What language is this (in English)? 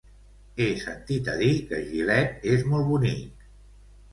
Catalan